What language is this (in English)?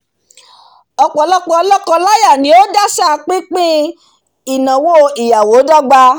Yoruba